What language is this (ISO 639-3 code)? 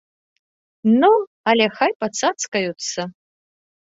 bel